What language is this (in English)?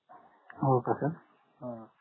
Marathi